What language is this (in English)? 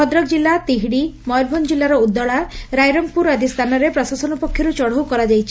Odia